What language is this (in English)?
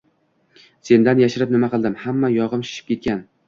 Uzbek